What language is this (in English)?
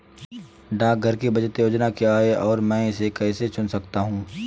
Hindi